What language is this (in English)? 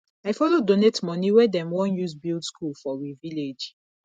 Nigerian Pidgin